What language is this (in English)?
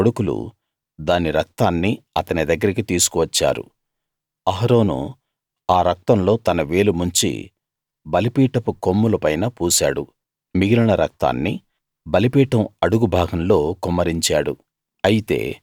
Telugu